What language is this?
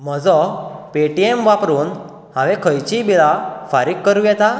Konkani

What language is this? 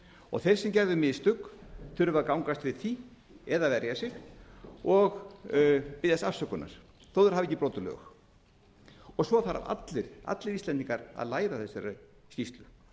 Icelandic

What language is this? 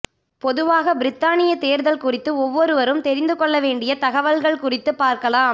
Tamil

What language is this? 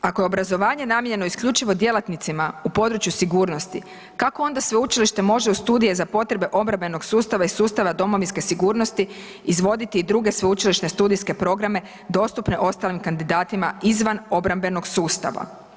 Croatian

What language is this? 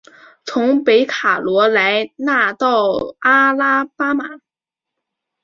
Chinese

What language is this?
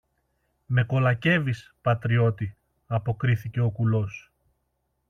Greek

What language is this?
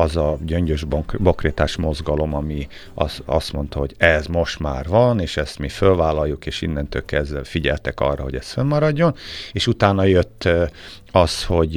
Hungarian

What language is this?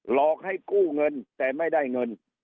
Thai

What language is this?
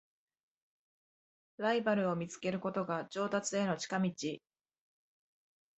Japanese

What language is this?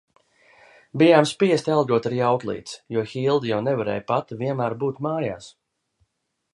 Latvian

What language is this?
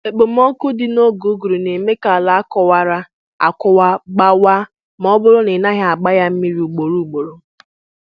Igbo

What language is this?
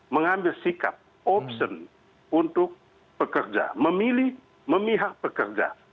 Indonesian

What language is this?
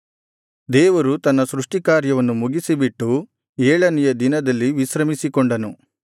Kannada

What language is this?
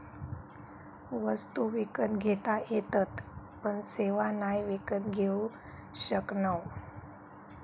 Marathi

